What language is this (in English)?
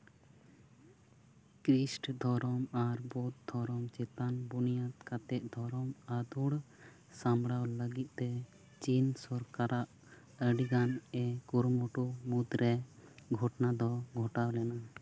Santali